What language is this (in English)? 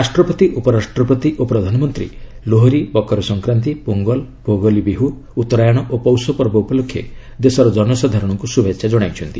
Odia